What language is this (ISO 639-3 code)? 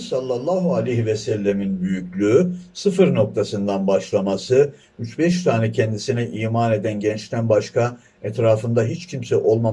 tur